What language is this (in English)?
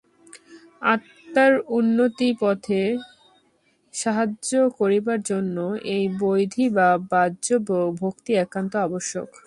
Bangla